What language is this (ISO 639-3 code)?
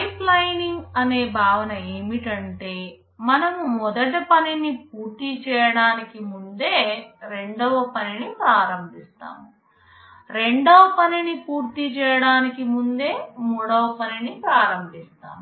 tel